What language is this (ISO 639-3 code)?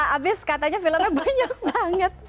ind